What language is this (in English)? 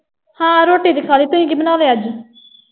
Punjabi